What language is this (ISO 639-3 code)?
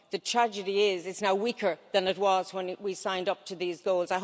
eng